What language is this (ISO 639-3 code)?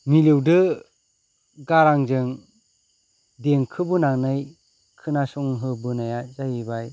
brx